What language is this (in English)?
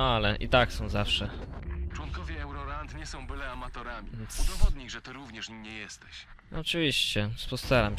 Polish